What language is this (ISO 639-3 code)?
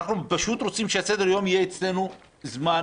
heb